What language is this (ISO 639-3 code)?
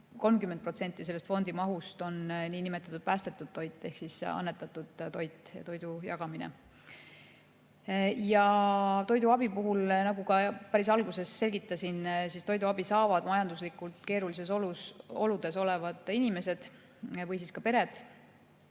est